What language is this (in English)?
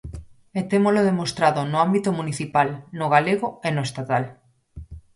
Galician